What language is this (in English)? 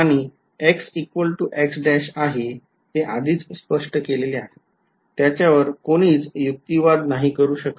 Marathi